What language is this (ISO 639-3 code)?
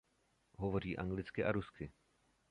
ces